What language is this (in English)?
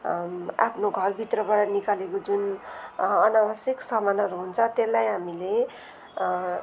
Nepali